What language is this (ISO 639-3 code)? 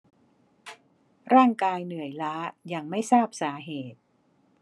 tha